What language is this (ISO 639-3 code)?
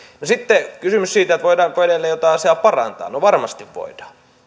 fin